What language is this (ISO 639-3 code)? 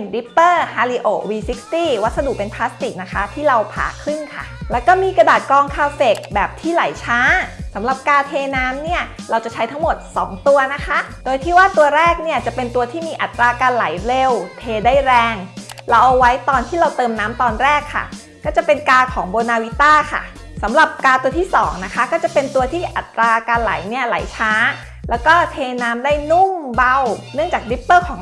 tha